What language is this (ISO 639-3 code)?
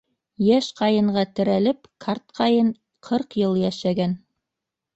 bak